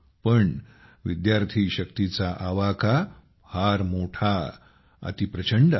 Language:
Marathi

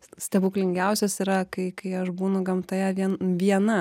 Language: Lithuanian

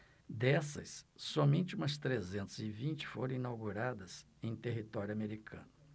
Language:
Portuguese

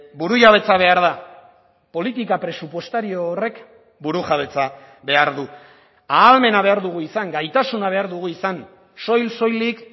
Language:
Basque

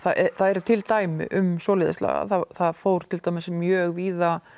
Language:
Icelandic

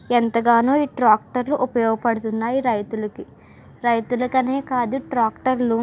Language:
Telugu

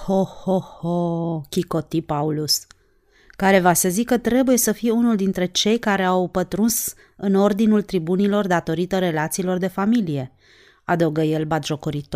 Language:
Romanian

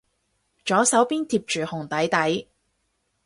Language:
Cantonese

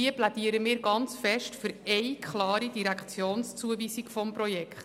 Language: Swiss German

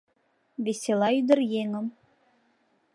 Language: Mari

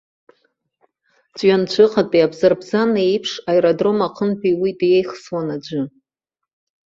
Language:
Abkhazian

